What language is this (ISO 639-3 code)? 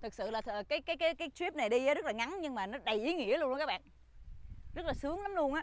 vie